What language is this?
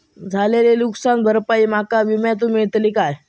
Marathi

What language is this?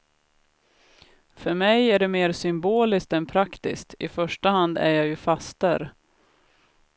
Swedish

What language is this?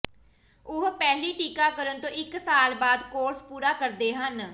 Punjabi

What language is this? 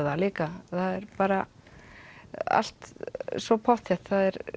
Icelandic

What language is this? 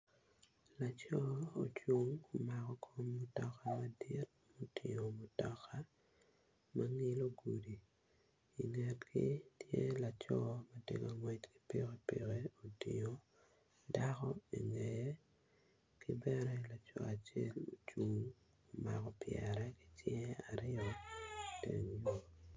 Acoli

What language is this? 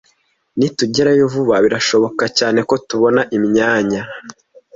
Kinyarwanda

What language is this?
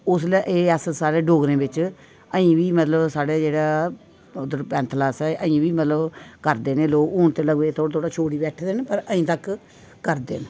Dogri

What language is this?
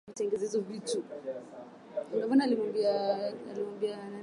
Swahili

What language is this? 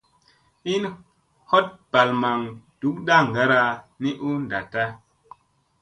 Musey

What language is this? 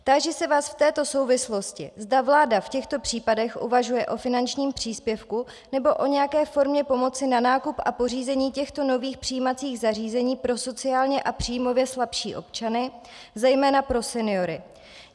Czech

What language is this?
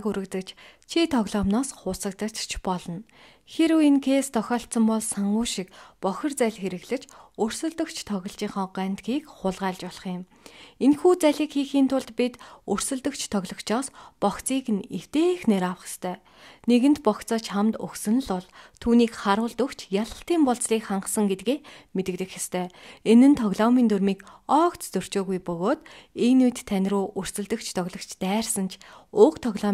Turkish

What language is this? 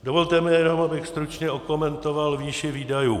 Czech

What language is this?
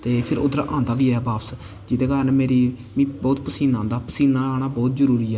Dogri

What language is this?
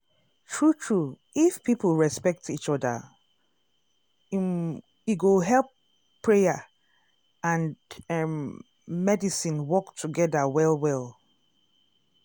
Nigerian Pidgin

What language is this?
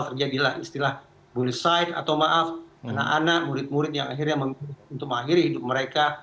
Indonesian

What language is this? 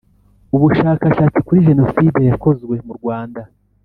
Kinyarwanda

